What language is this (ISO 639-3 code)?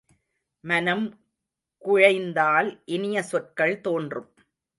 tam